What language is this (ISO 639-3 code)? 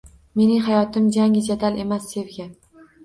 uzb